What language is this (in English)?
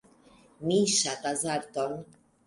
Esperanto